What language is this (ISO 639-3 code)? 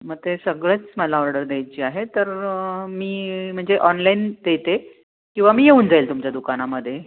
mar